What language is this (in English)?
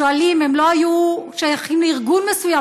Hebrew